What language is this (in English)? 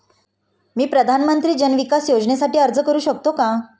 Marathi